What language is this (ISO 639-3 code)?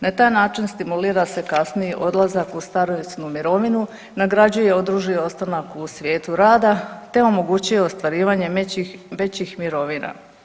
hrv